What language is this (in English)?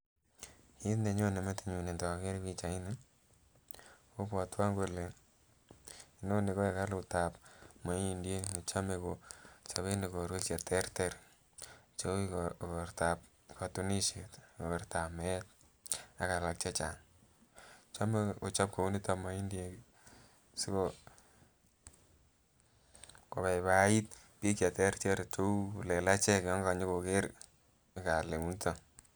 Kalenjin